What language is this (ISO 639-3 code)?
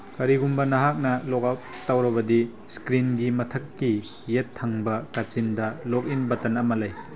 mni